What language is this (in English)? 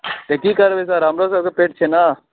Maithili